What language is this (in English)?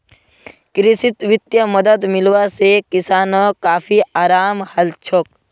Magahi